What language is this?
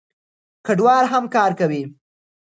Pashto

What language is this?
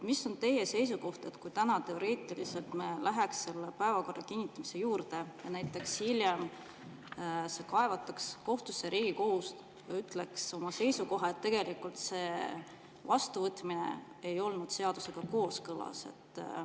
Estonian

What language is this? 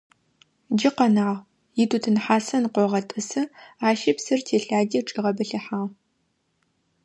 Adyghe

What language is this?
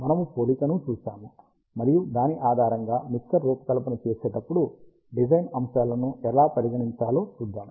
Telugu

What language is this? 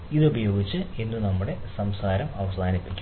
Malayalam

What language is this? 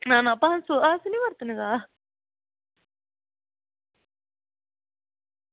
Dogri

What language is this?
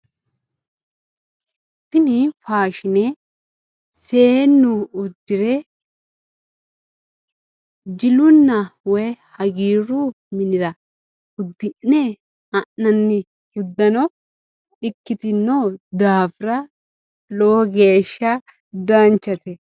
Sidamo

